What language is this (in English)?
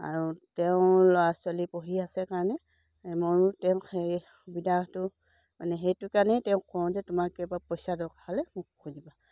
Assamese